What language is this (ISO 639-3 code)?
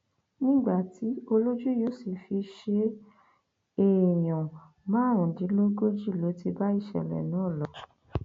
yor